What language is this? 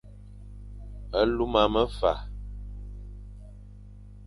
Fang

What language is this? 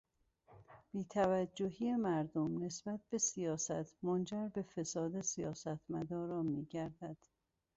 Persian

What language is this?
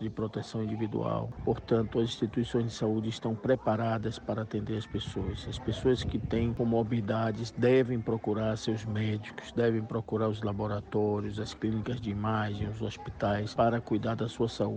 Portuguese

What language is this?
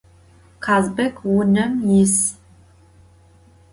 Adyghe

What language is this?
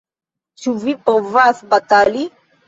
Esperanto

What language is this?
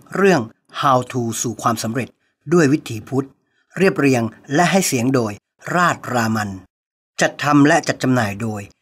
Thai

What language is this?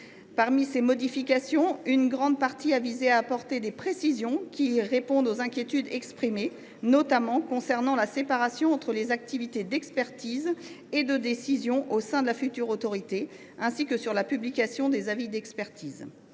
French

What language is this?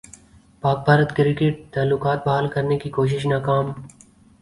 Urdu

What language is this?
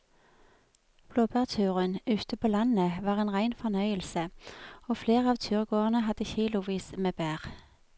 Norwegian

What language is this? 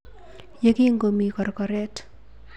Kalenjin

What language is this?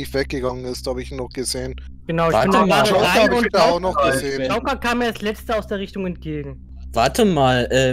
German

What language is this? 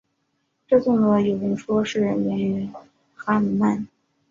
Chinese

